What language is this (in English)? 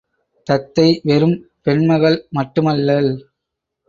Tamil